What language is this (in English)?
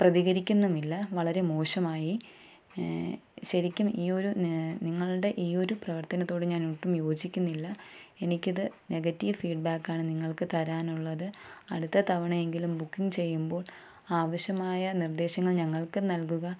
Malayalam